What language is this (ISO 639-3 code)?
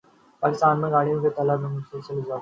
urd